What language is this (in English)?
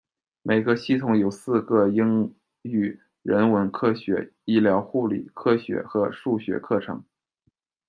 Chinese